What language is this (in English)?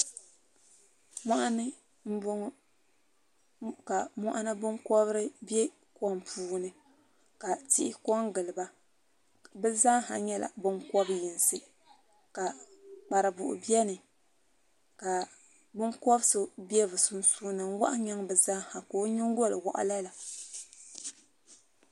Dagbani